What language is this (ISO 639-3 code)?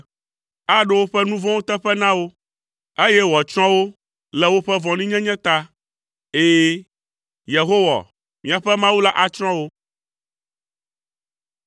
ewe